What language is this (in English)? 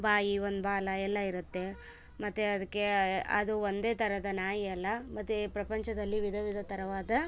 Kannada